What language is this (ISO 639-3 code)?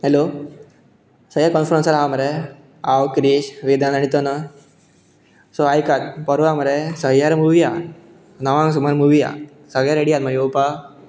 kok